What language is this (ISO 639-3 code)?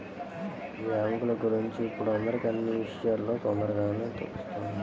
tel